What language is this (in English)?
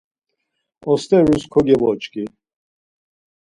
Laz